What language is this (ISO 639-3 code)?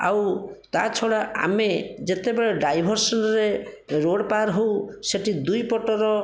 ori